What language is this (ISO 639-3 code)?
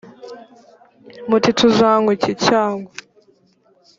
kin